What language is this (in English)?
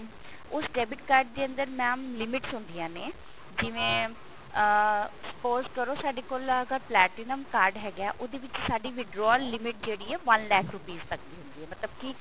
Punjabi